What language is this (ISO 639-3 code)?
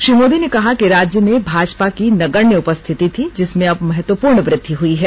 hin